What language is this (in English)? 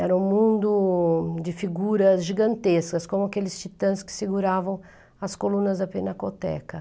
Portuguese